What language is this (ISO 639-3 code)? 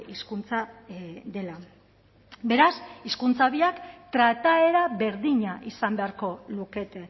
eus